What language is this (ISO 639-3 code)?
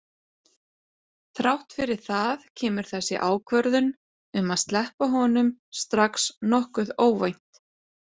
isl